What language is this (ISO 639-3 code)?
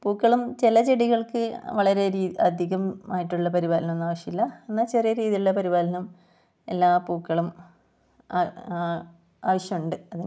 mal